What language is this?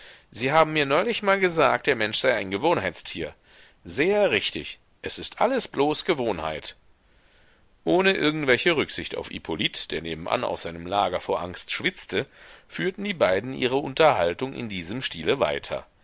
German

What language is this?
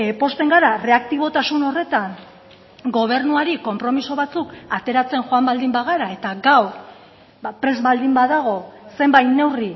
Basque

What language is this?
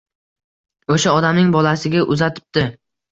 Uzbek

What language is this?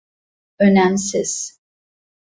Turkish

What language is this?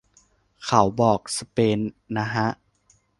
Thai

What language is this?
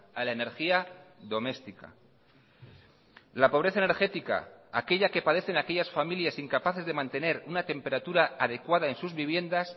Spanish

